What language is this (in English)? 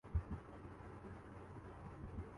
Urdu